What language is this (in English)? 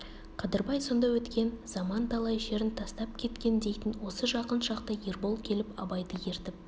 Kazakh